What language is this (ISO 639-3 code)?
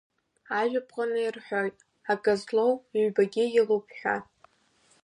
abk